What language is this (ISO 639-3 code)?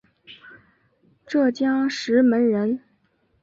zho